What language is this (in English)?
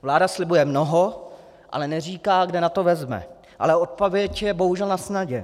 Czech